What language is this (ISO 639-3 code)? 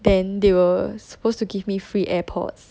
eng